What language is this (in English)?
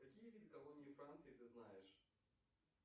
Russian